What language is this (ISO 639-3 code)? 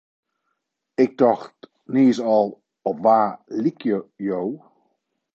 fry